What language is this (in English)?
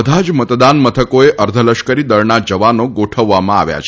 Gujarati